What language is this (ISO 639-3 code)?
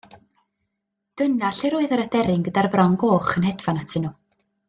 cym